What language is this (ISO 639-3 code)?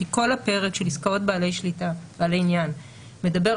heb